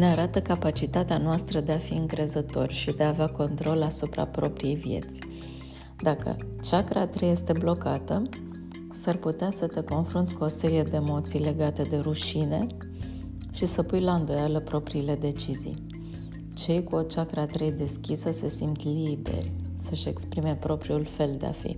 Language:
Romanian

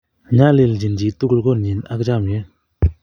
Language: Kalenjin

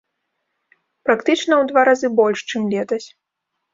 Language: Belarusian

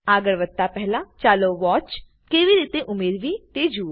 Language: Gujarati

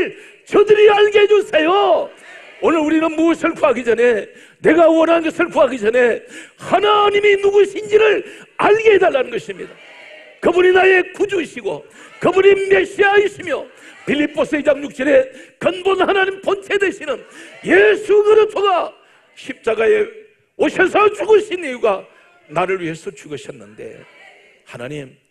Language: Korean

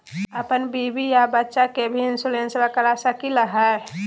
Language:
Magahi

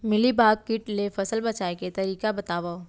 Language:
Chhattisgarhi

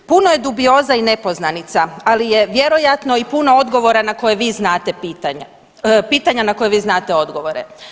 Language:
Croatian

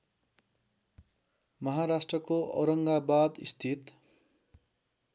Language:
Nepali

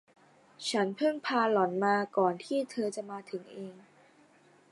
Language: Thai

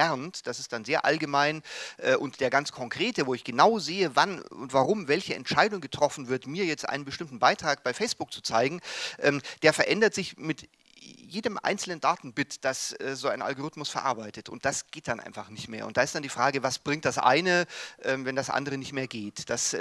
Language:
German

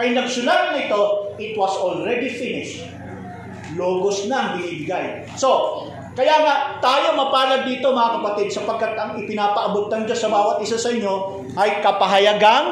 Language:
Filipino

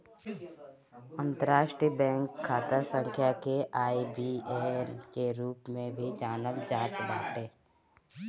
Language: Bhojpuri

